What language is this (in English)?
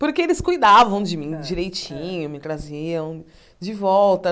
Portuguese